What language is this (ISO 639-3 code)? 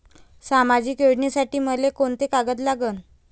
mar